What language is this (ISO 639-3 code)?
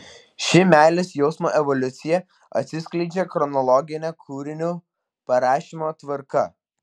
lit